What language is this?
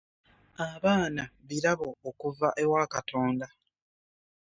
Ganda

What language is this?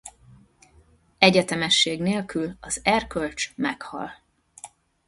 Hungarian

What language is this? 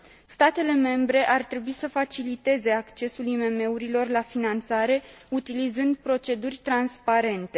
Romanian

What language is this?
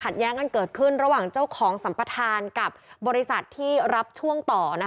Thai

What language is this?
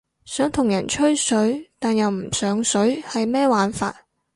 Cantonese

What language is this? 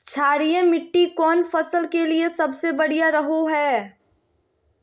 Magahi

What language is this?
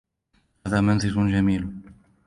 Arabic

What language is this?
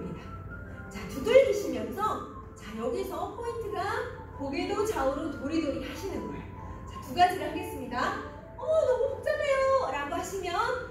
Korean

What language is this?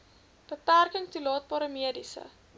Afrikaans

